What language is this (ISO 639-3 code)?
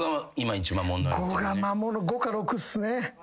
jpn